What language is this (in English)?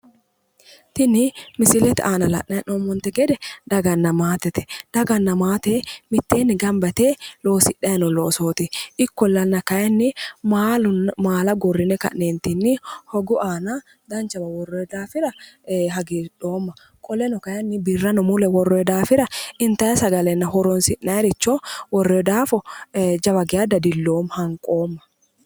Sidamo